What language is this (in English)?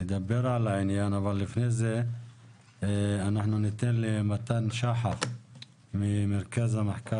Hebrew